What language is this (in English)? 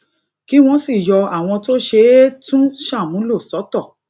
Yoruba